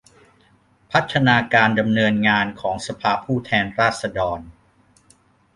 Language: Thai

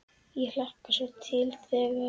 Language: Icelandic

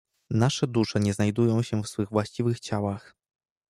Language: Polish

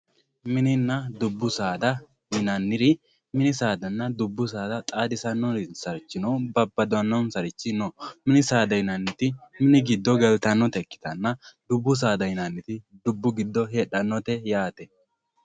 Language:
Sidamo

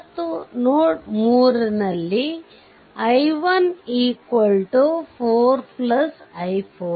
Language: Kannada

